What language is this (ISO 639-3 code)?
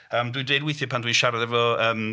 cym